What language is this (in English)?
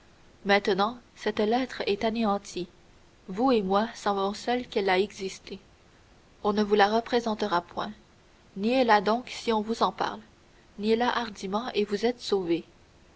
French